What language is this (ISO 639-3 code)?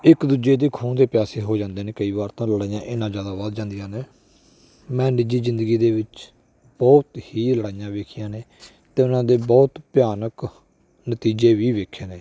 pan